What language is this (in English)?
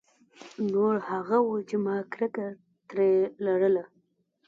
Pashto